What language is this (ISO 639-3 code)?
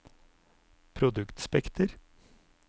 nor